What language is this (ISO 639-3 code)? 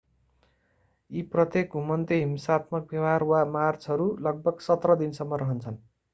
nep